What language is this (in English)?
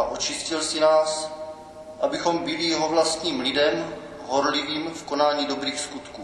Czech